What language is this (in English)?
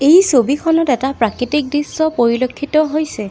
Assamese